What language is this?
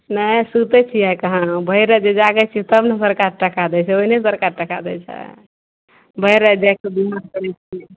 Maithili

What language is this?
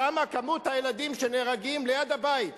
Hebrew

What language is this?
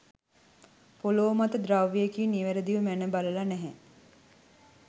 Sinhala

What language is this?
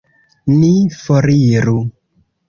Esperanto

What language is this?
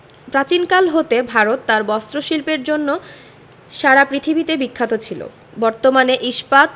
Bangla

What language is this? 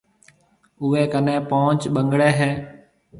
Marwari (Pakistan)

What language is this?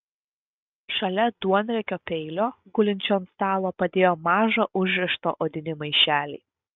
Lithuanian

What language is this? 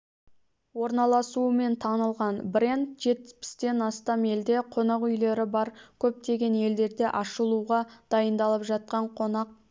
Kazakh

